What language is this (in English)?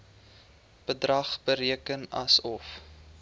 Afrikaans